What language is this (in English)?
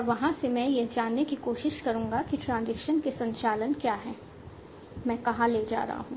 Hindi